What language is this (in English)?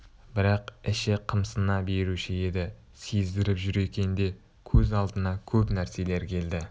Kazakh